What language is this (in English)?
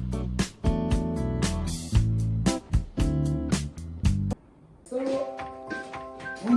Korean